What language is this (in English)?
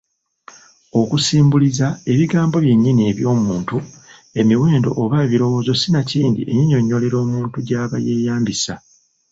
Ganda